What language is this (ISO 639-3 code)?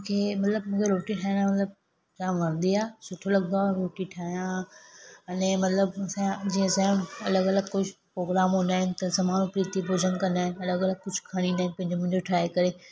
snd